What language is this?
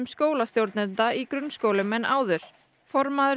Icelandic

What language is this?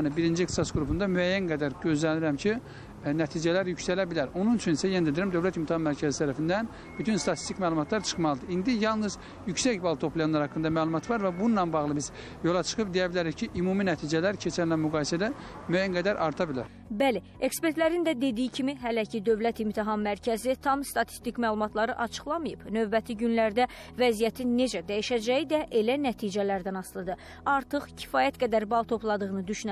Turkish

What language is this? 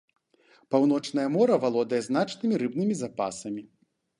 Belarusian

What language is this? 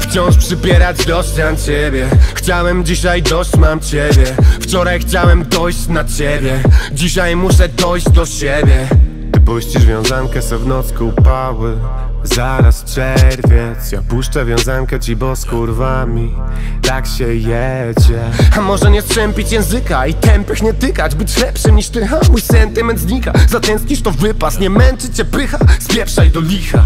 Polish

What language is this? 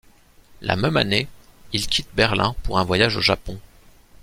French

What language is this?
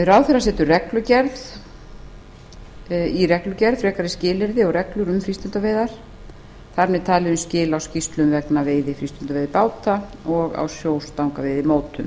Icelandic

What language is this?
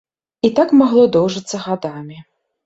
Belarusian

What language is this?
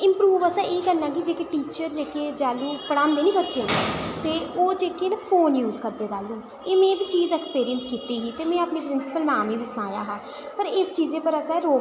Dogri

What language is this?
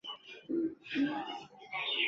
Chinese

